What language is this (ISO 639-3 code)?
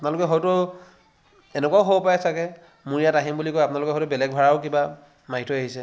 asm